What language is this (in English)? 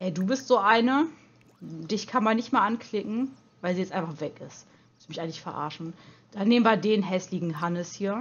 German